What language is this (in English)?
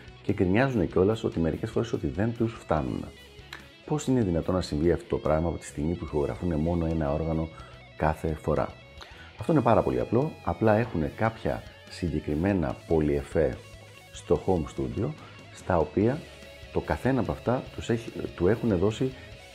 Greek